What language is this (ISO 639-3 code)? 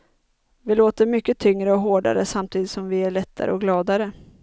swe